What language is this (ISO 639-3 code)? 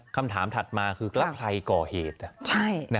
tha